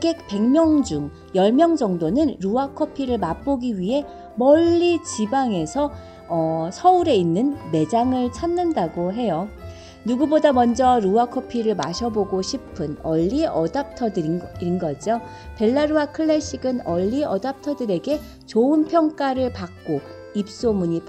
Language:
Korean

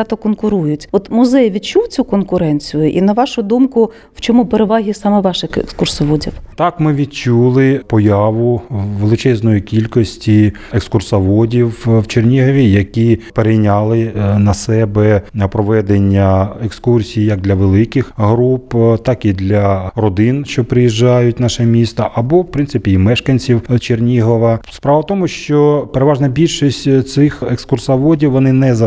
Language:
Ukrainian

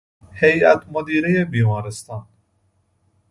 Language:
Persian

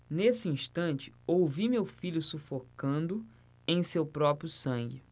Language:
Portuguese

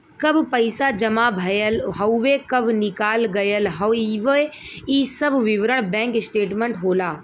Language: Bhojpuri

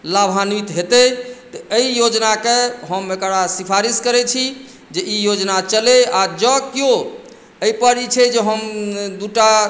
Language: Maithili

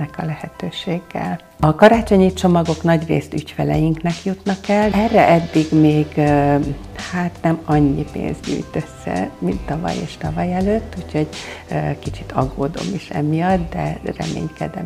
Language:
Hungarian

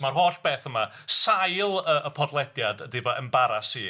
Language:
Welsh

